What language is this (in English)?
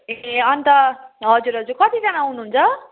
Nepali